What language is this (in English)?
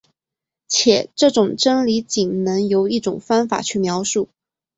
Chinese